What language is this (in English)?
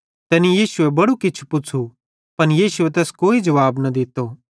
Bhadrawahi